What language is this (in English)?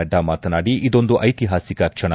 Kannada